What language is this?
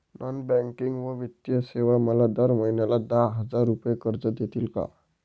Marathi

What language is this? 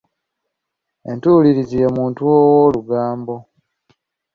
Ganda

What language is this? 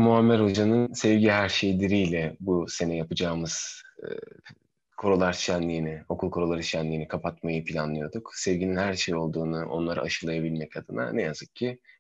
Turkish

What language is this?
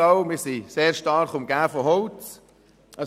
Swiss German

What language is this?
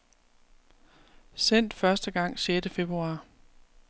Danish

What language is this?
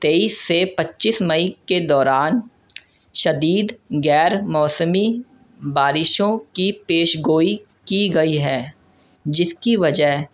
Urdu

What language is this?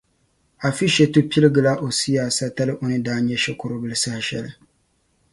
Dagbani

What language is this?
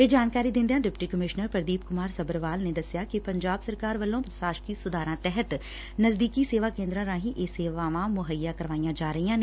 Punjabi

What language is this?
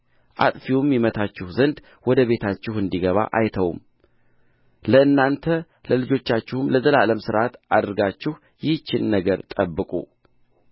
Amharic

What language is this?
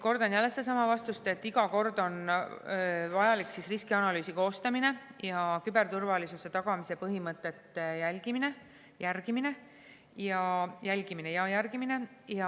Estonian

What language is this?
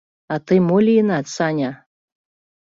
Mari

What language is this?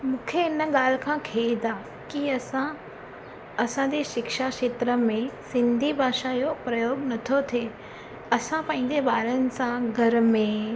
Sindhi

